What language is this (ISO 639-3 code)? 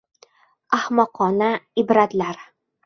uzb